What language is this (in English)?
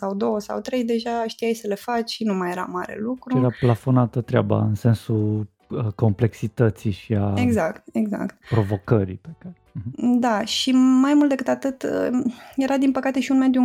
Romanian